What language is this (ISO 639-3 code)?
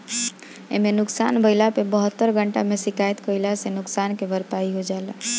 bho